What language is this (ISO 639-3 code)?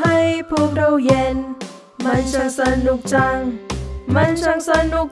tha